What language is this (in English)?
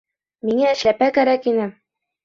Bashkir